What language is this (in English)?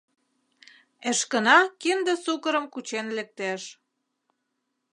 Mari